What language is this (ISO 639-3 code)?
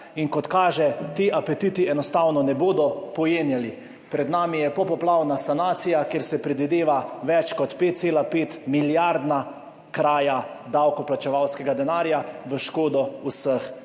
slv